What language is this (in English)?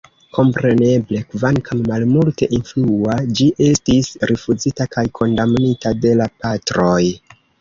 Esperanto